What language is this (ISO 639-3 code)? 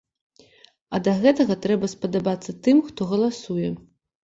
bel